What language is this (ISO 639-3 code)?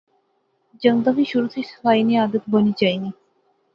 phr